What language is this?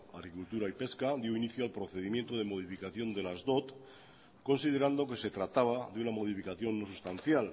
Spanish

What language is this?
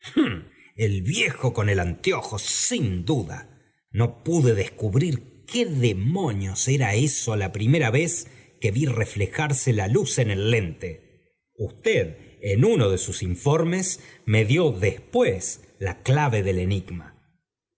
Spanish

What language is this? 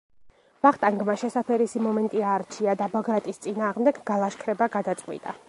Georgian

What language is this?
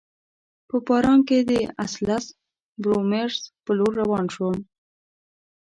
Pashto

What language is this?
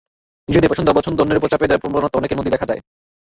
Bangla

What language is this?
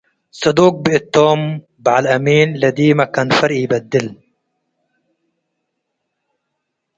Tigre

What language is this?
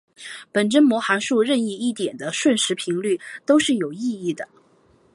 Chinese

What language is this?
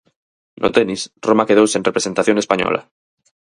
Galician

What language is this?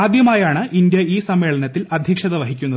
Malayalam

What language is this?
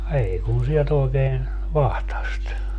Finnish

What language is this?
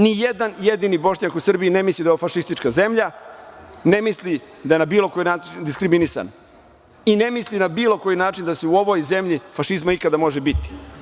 Serbian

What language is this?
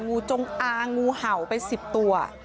Thai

